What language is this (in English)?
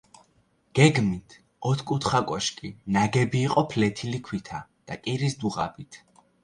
Georgian